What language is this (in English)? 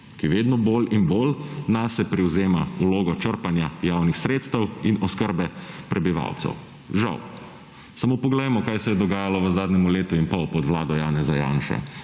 Slovenian